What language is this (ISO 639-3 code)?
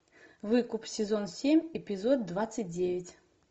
rus